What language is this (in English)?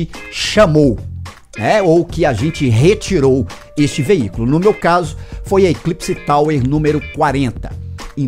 Portuguese